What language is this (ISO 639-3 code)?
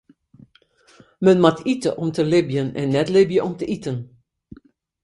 fry